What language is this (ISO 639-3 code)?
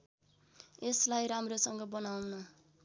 nep